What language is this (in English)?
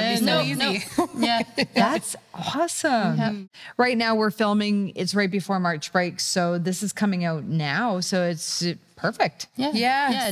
English